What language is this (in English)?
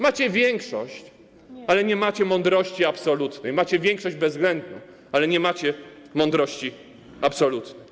Polish